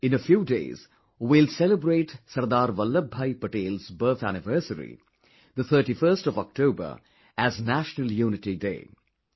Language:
English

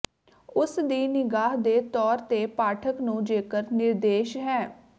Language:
Punjabi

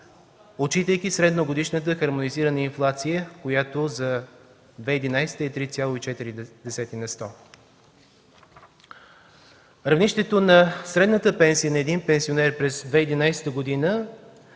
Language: Bulgarian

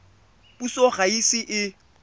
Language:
Tswana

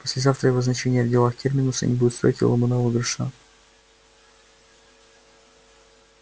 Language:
Russian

